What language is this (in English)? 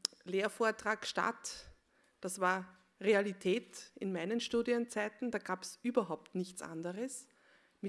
German